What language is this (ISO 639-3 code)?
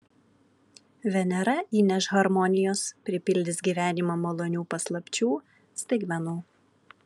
lit